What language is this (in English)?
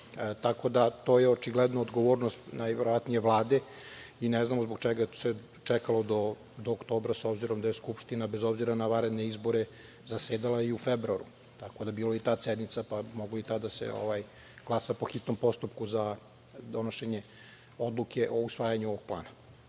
Serbian